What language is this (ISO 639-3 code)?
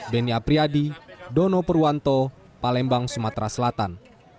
ind